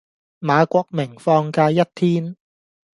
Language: Cantonese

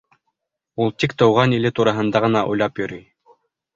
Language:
Bashkir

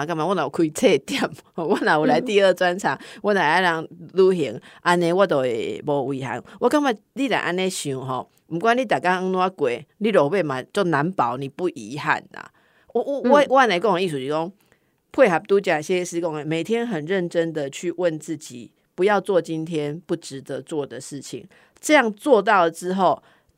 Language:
Chinese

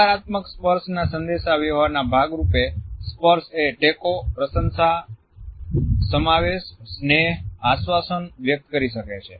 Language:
Gujarati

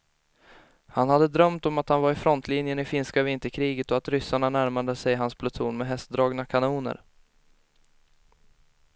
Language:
Swedish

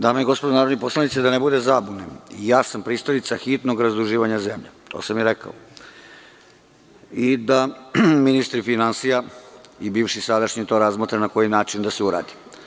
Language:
Serbian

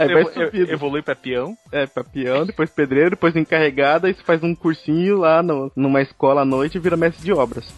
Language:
Portuguese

